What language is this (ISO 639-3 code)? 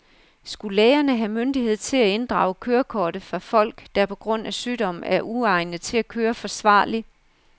dan